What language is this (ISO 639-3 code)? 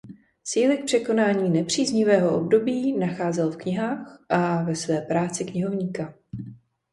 ces